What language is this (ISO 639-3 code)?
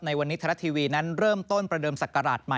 tha